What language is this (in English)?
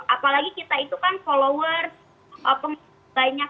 Indonesian